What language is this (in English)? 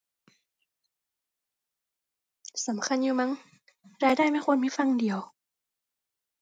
Thai